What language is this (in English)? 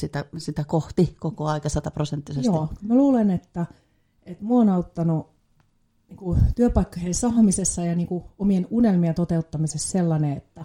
Finnish